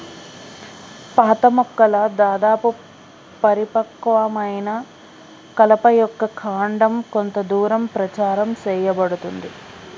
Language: Telugu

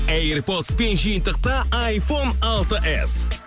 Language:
Kazakh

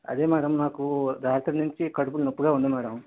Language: Telugu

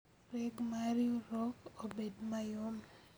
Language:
Luo (Kenya and Tanzania)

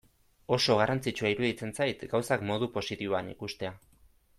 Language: Basque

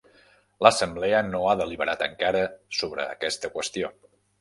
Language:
Catalan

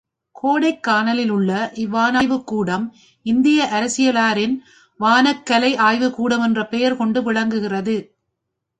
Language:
Tamil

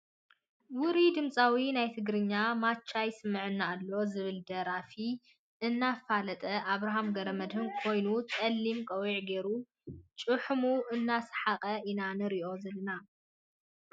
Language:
Tigrinya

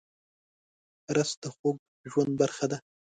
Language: Pashto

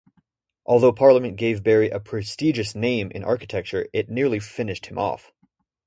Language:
English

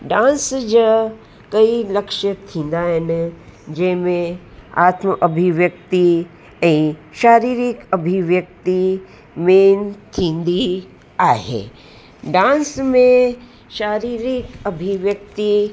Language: Sindhi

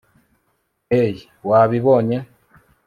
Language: Kinyarwanda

